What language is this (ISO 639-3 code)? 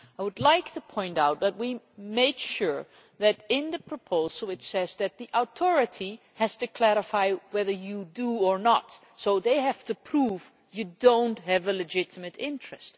eng